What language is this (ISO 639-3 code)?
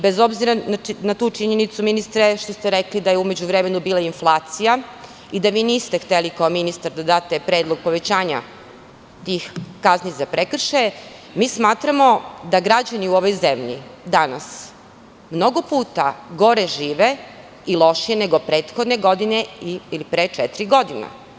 srp